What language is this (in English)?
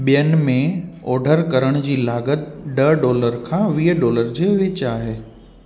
Sindhi